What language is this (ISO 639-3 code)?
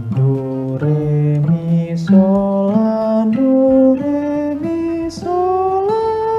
ind